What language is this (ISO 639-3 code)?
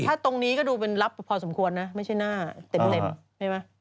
tha